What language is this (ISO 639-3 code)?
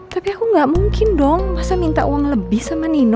ind